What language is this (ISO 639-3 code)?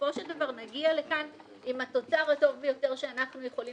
heb